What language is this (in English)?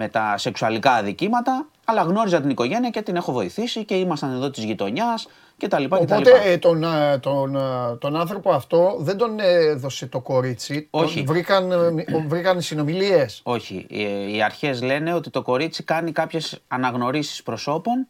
Greek